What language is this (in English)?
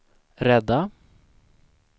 Swedish